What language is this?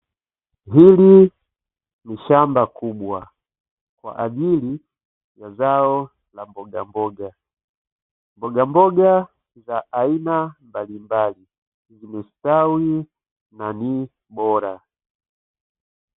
Swahili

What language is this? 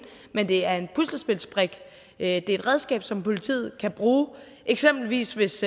Danish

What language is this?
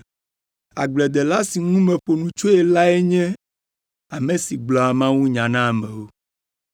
Ewe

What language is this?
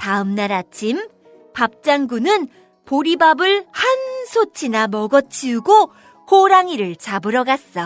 Korean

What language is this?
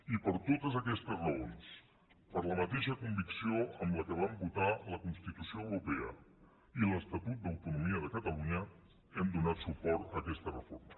Catalan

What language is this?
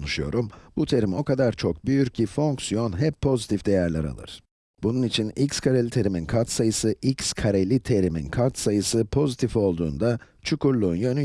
Turkish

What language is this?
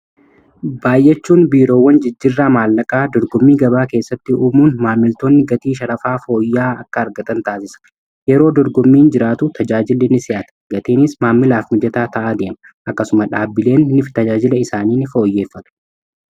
Oromo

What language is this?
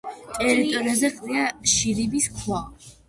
Georgian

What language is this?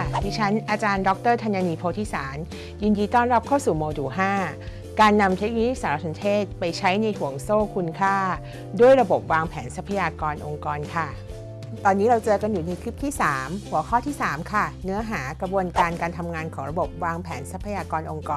Thai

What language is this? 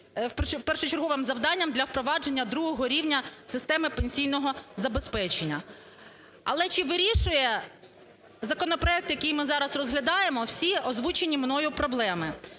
Ukrainian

